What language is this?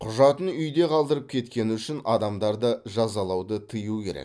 Kazakh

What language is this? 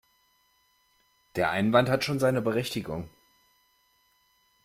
German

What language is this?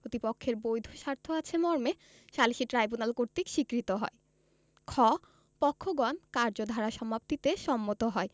Bangla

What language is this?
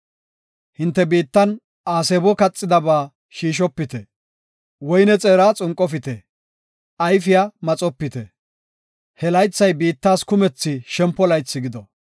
Gofa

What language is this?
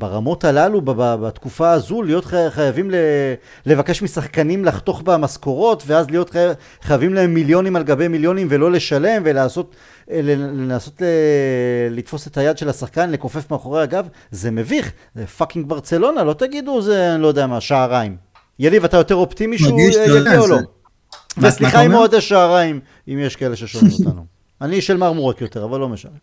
Hebrew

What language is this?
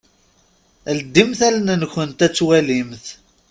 Kabyle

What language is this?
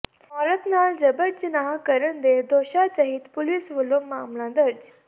Punjabi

